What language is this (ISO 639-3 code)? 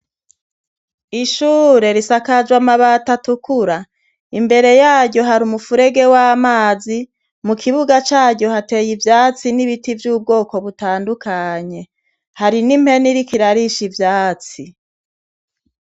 run